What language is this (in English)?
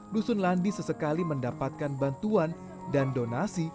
Indonesian